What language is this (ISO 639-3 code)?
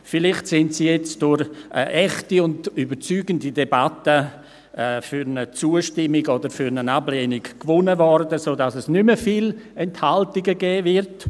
gsw